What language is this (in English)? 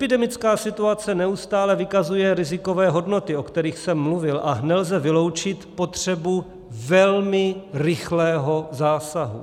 Czech